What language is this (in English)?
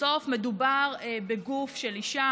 Hebrew